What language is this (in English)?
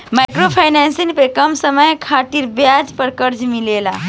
Bhojpuri